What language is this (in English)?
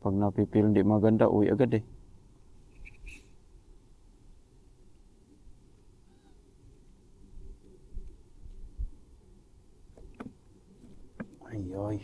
Filipino